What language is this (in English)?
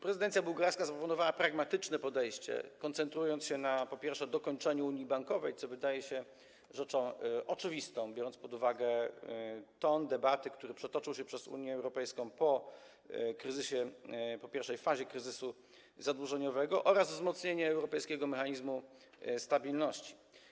Polish